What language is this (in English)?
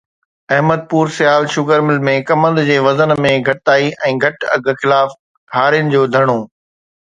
Sindhi